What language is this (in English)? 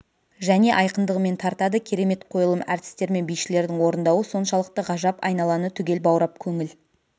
Kazakh